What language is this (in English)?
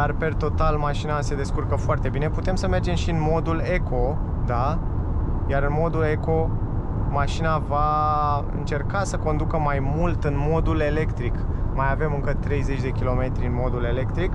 Romanian